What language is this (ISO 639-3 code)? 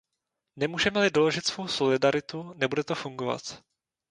ces